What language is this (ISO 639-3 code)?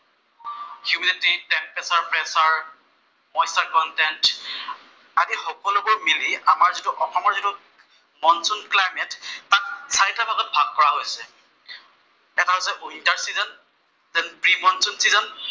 asm